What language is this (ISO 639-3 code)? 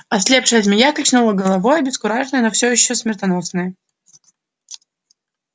rus